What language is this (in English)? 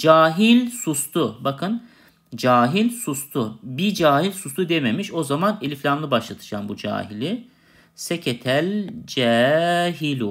Turkish